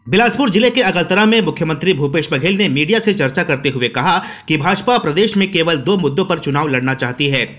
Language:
Hindi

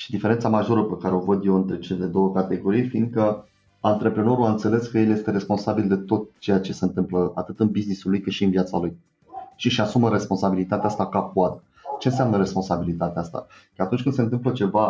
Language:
Romanian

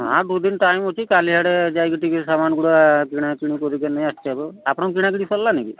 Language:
Odia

